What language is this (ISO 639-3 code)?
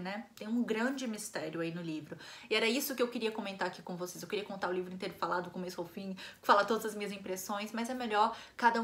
por